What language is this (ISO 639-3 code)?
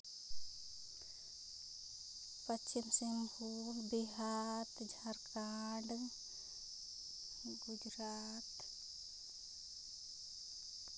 sat